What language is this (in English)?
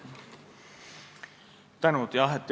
Estonian